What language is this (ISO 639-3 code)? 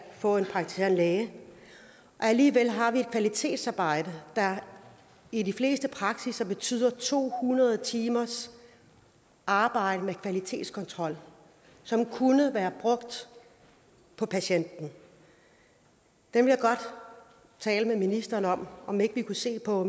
dan